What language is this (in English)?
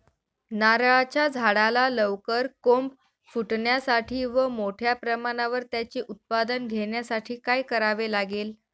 Marathi